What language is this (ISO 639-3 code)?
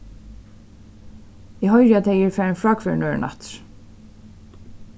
fao